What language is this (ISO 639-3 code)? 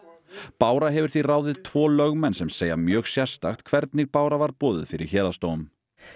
isl